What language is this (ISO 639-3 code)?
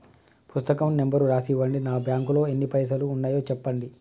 tel